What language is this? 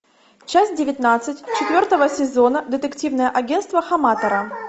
Russian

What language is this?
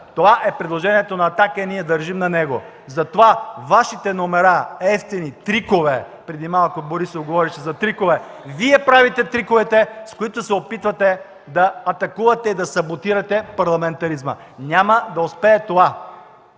Bulgarian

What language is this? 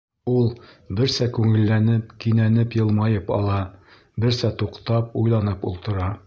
Bashkir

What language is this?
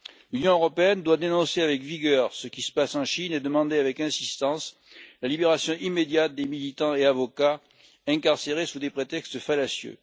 French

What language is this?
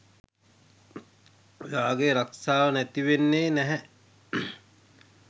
Sinhala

